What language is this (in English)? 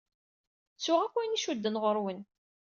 Kabyle